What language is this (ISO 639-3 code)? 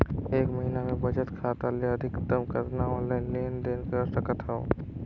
hne